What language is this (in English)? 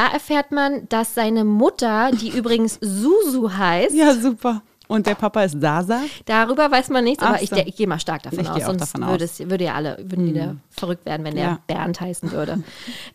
German